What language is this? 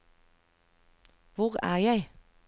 Norwegian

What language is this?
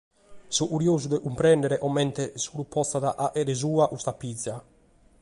Sardinian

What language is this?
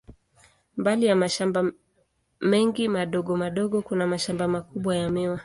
Swahili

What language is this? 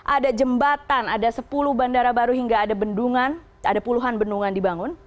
Indonesian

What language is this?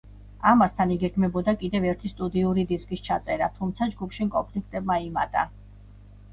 Georgian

